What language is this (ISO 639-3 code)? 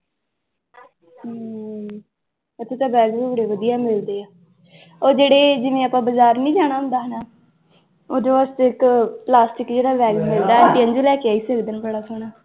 pan